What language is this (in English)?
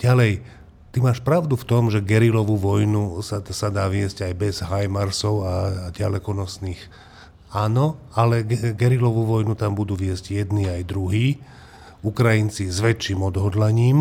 Slovak